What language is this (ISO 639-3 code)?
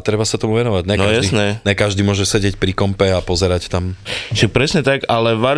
slk